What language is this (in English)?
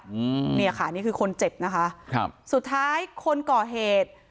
Thai